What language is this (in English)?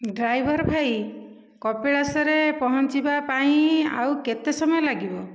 Odia